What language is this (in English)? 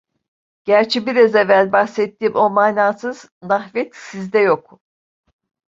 Turkish